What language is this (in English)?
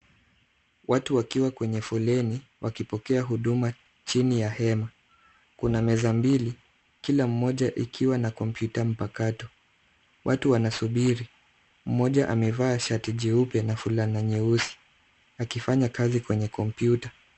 Swahili